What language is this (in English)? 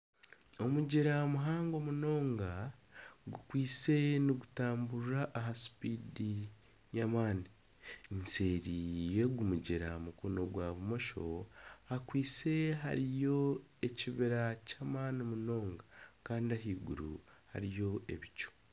Nyankole